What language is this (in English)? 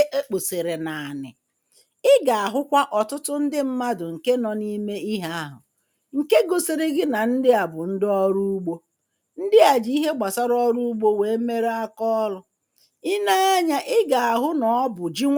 Igbo